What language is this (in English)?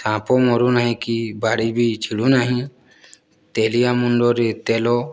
Odia